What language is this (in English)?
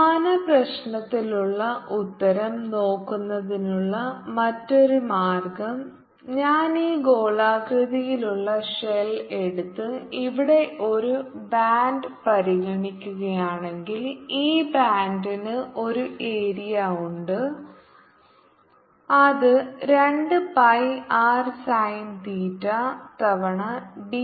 Malayalam